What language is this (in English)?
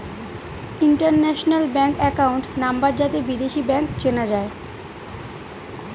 Bangla